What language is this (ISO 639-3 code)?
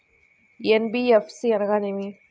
tel